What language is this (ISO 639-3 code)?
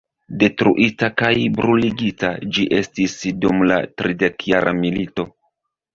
epo